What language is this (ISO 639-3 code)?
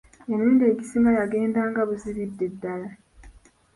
lug